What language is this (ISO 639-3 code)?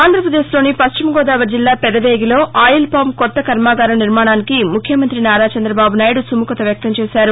tel